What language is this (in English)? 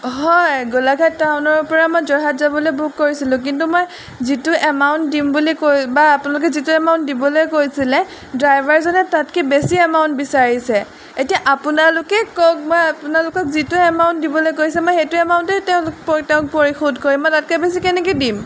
Assamese